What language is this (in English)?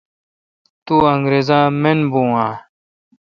Kalkoti